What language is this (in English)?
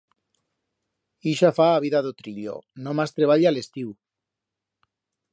Aragonese